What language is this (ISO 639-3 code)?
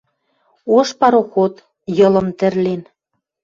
mrj